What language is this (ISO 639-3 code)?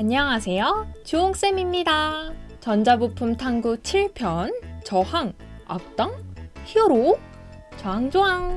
kor